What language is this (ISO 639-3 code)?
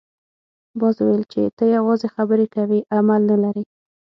pus